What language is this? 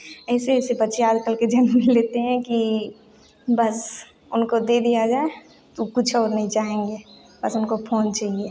Hindi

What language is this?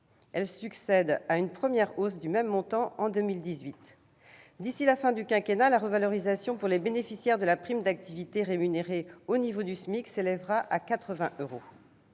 French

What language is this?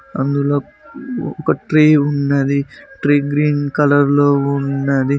Telugu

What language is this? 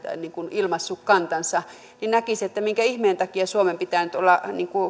Finnish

